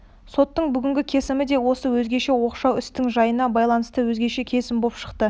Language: Kazakh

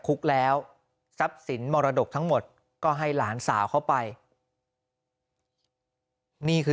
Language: Thai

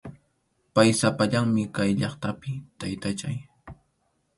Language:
Arequipa-La Unión Quechua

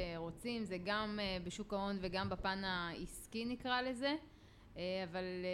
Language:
Hebrew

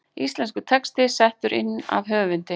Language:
Icelandic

